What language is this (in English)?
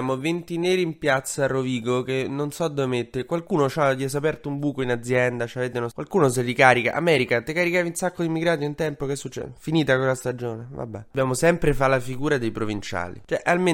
Italian